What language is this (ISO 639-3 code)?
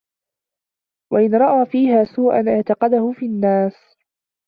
ara